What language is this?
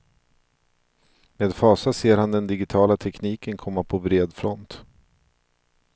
Swedish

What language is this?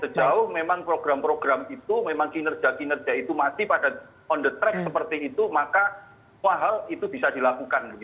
Indonesian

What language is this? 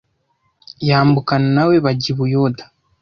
Kinyarwanda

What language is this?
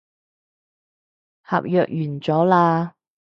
Cantonese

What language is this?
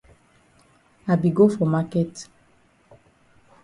Cameroon Pidgin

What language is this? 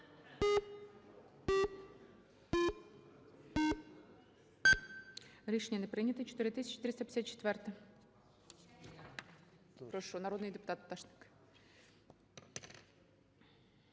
Ukrainian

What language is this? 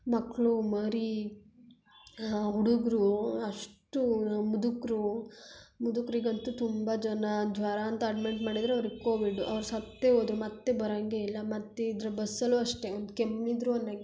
Kannada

